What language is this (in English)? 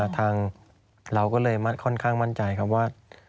Thai